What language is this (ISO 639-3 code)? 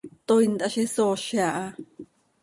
sei